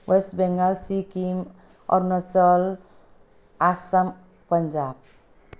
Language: Nepali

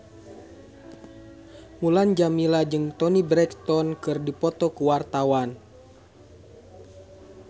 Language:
Sundanese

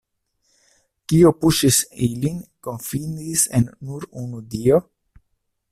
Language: Esperanto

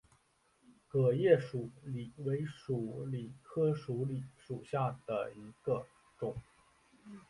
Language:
Chinese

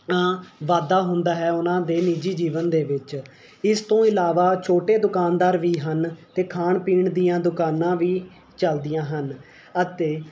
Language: Punjabi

